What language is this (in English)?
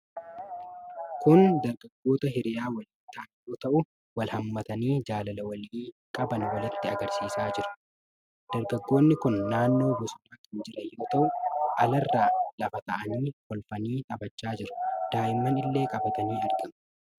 Oromo